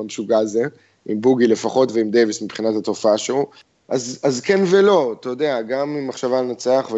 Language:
Hebrew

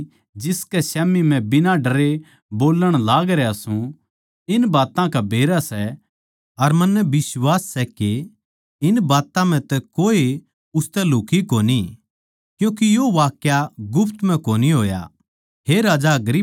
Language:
Haryanvi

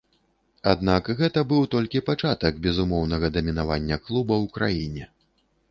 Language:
Belarusian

